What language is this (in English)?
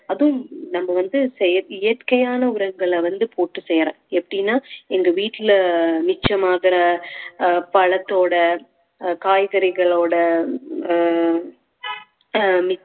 Tamil